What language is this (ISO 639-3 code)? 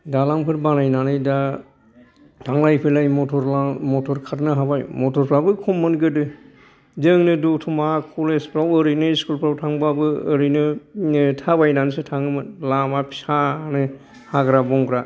brx